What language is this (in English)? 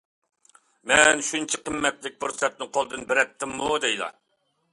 Uyghur